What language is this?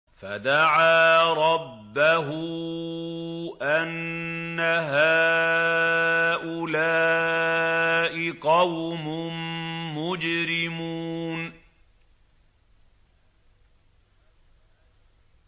Arabic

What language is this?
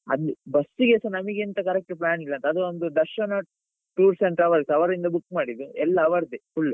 Kannada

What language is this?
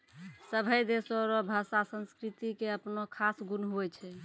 Maithili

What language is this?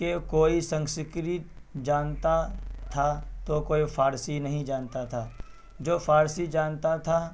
Urdu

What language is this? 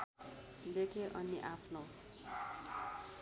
Nepali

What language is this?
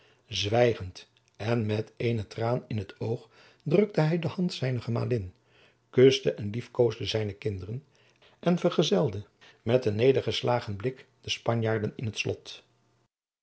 Dutch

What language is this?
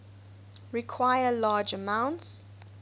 English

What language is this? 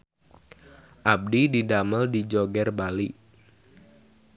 Sundanese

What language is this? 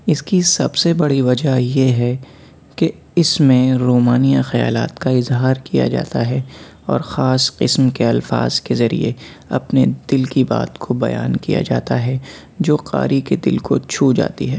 Urdu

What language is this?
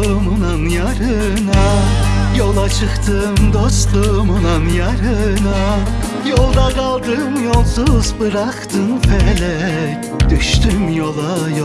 Turkish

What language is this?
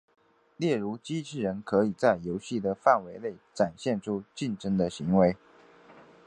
Chinese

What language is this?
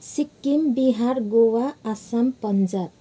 Nepali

